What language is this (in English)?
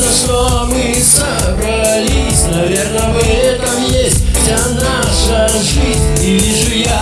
Russian